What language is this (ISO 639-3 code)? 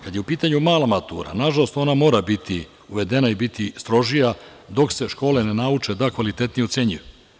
srp